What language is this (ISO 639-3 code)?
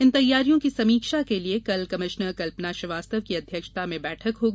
hin